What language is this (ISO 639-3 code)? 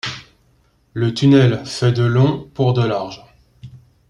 fra